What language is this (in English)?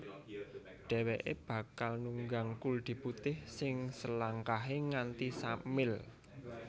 Javanese